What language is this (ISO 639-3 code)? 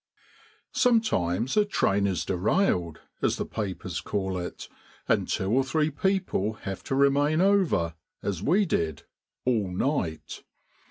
eng